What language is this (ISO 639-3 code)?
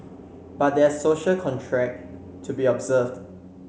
eng